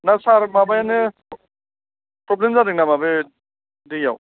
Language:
Bodo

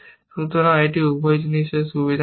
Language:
Bangla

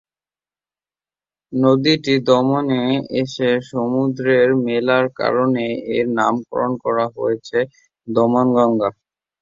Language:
Bangla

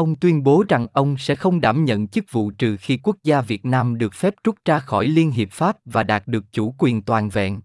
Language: Vietnamese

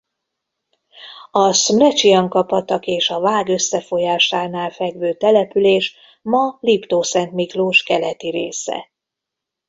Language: Hungarian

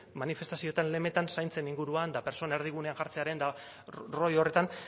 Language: Basque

